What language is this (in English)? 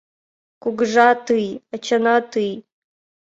Mari